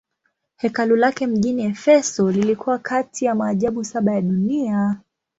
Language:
Swahili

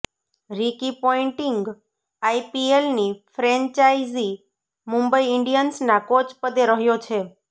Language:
Gujarati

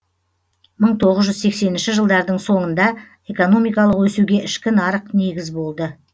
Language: Kazakh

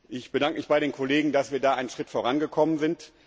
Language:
German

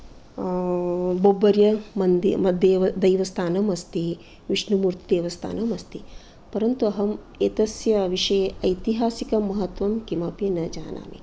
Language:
Sanskrit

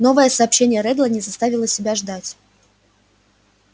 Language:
Russian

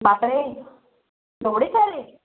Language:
Marathi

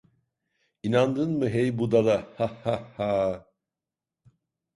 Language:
Turkish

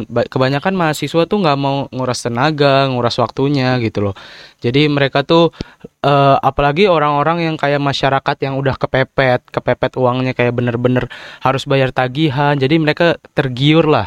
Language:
Indonesian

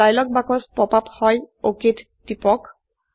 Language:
Assamese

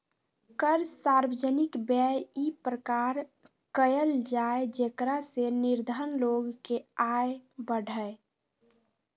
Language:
Magahi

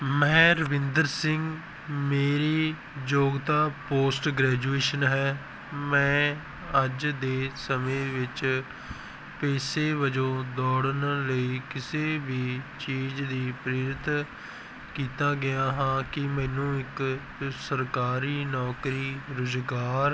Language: Punjabi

